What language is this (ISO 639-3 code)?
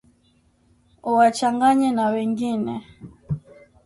swa